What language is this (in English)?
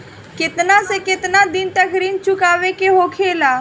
Bhojpuri